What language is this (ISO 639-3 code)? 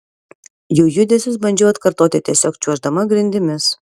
lit